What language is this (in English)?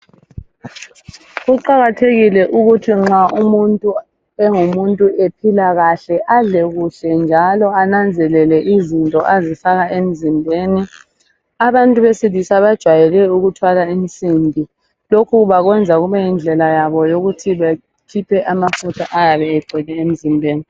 North Ndebele